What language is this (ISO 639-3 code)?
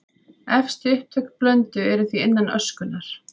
isl